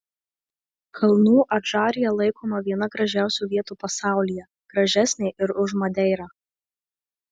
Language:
Lithuanian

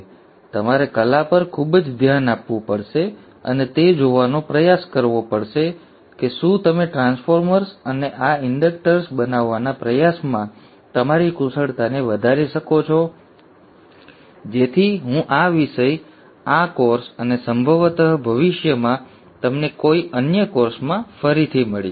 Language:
Gujarati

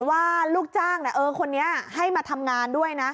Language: Thai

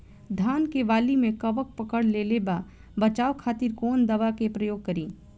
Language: Bhojpuri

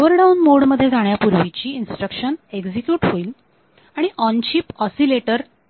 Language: Marathi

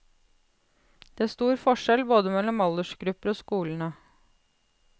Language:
Norwegian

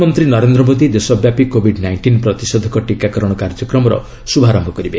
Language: Odia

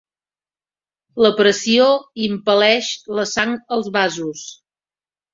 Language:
Catalan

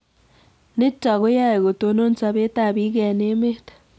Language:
Kalenjin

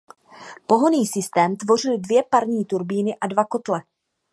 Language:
Czech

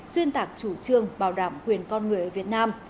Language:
Vietnamese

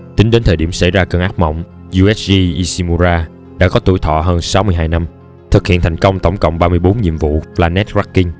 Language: Vietnamese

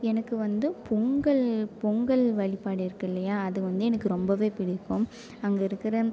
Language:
Tamil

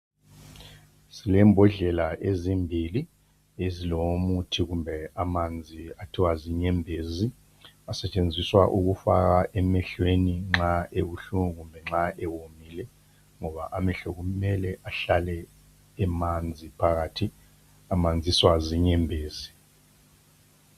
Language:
North Ndebele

